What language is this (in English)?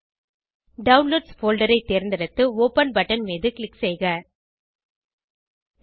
Tamil